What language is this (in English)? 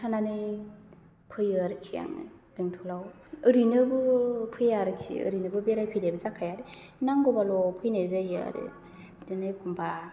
Bodo